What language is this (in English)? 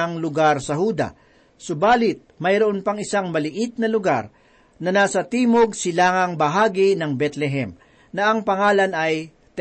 Filipino